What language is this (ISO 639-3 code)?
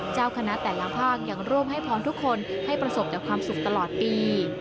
tha